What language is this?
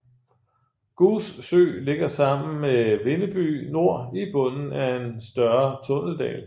Danish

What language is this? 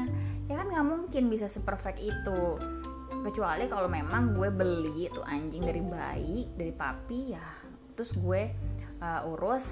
Indonesian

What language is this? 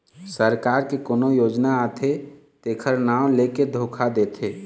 Chhattisgarhi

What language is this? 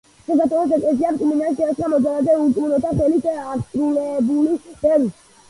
Georgian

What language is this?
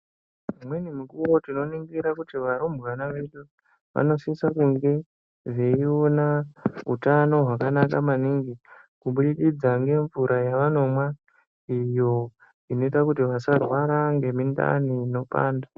Ndau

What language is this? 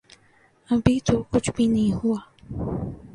Urdu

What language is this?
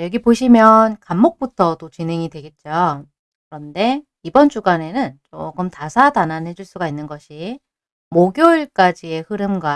Korean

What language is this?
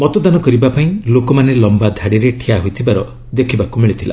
Odia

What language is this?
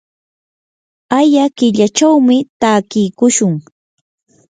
Yanahuanca Pasco Quechua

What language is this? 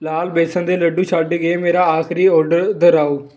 Punjabi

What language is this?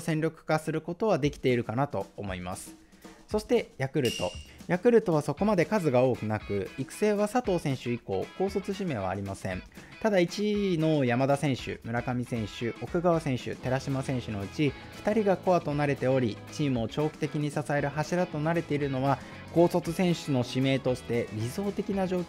Japanese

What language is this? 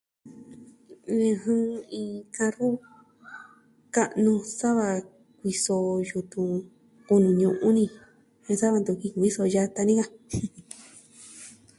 Southwestern Tlaxiaco Mixtec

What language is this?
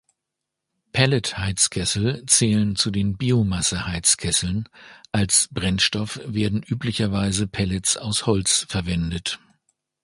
German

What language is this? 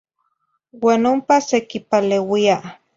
Zacatlán-Ahuacatlán-Tepetzintla Nahuatl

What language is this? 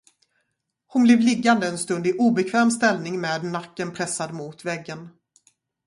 Swedish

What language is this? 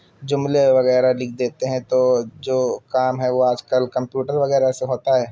Urdu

